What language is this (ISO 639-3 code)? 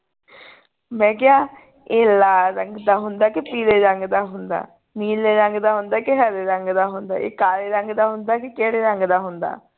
pan